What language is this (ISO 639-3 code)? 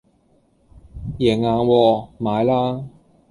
yue